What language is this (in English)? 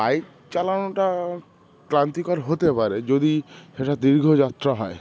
Bangla